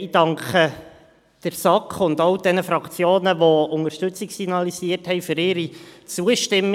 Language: Swiss German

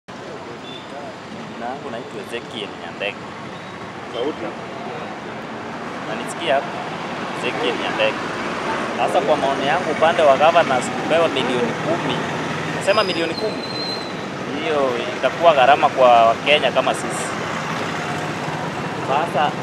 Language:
Thai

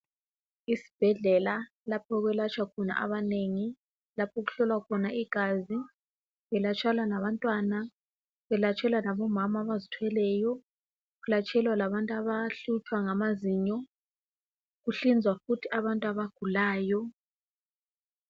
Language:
North Ndebele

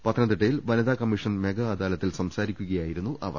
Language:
Malayalam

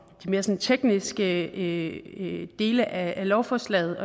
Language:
Danish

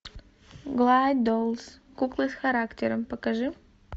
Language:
Russian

